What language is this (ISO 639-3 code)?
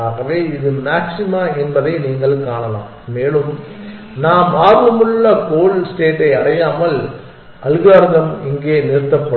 tam